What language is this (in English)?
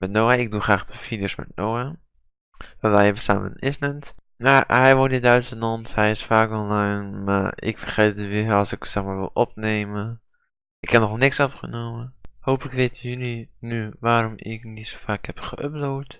Dutch